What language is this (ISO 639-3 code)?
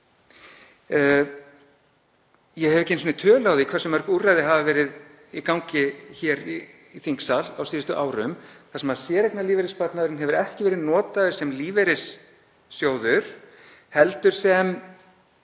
isl